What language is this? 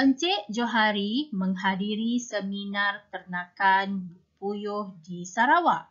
Malay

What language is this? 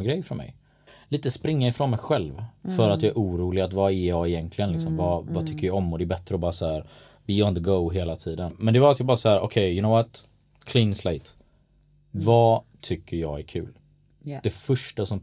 Swedish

